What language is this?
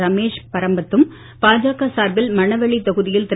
Tamil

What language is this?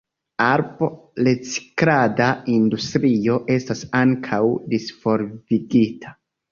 Esperanto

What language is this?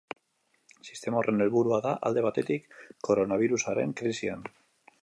Basque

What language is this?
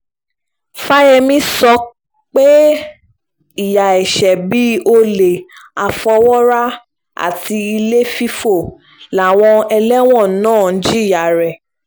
Yoruba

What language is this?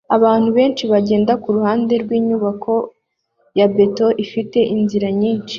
Kinyarwanda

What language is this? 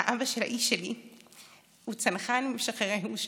Hebrew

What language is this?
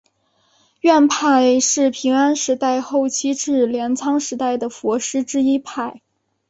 Chinese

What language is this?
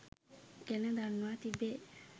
Sinhala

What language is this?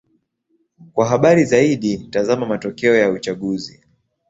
Swahili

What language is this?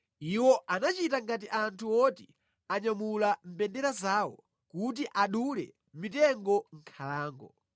Nyanja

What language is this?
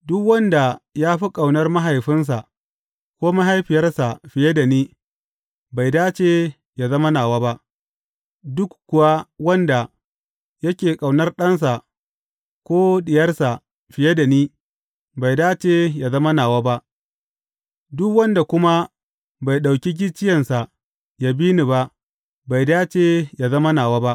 Hausa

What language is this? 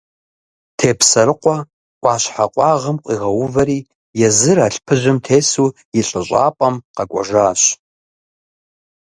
Kabardian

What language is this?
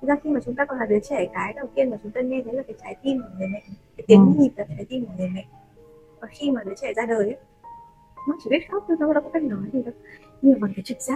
Vietnamese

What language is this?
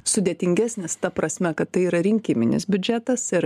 Lithuanian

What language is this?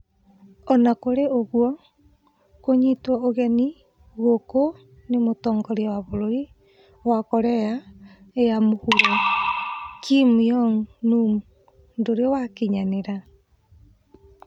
Kikuyu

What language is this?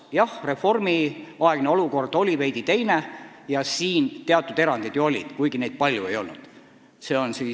Estonian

